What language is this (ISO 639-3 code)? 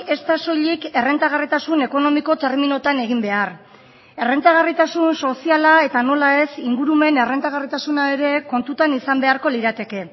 eus